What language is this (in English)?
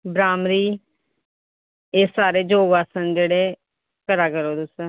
Dogri